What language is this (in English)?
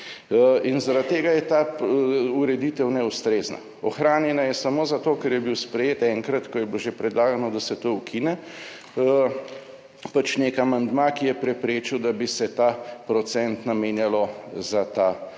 Slovenian